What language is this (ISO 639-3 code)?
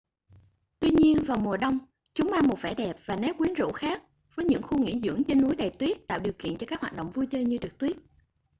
vie